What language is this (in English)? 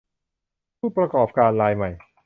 Thai